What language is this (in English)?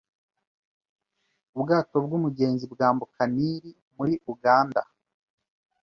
Kinyarwanda